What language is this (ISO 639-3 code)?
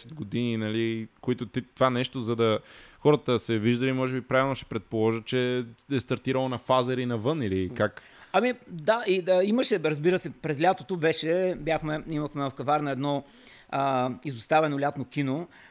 bul